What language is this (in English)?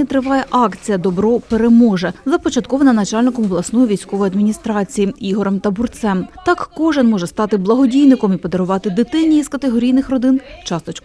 Ukrainian